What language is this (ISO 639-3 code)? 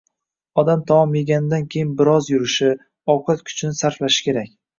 uzb